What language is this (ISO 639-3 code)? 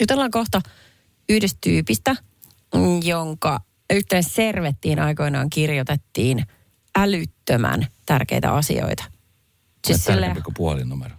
fin